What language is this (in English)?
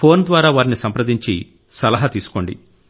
Telugu